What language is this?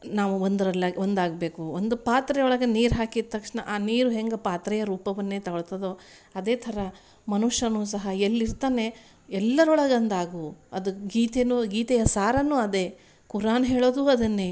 Kannada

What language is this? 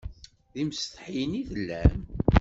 Kabyle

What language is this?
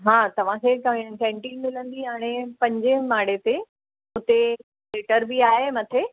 Sindhi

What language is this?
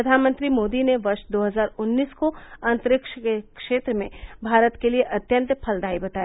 Hindi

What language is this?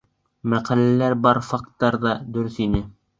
Bashkir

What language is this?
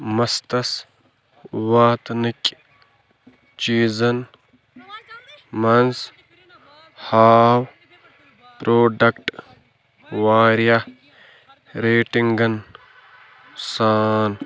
Kashmiri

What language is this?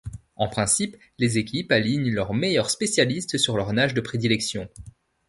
French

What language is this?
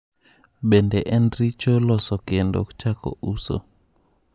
Luo (Kenya and Tanzania)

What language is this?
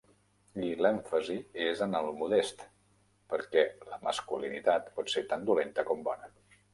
Catalan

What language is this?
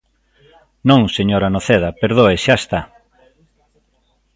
Galician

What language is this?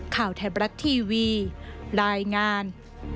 Thai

